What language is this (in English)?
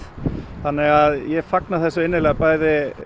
Icelandic